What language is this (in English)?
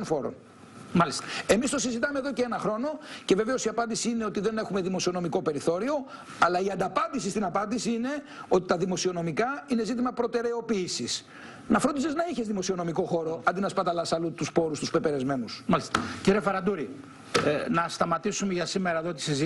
Greek